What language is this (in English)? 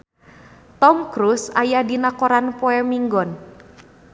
Sundanese